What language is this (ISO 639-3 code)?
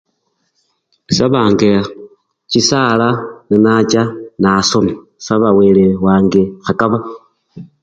luy